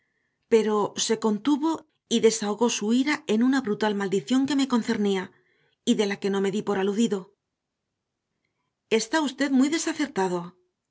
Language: Spanish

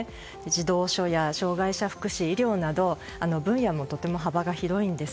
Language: Japanese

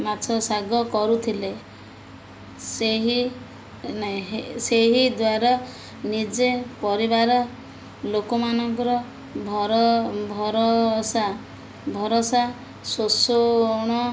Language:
Odia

